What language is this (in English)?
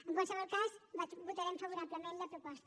Catalan